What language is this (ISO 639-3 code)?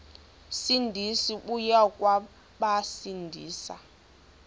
xho